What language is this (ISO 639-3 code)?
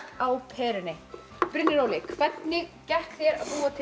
isl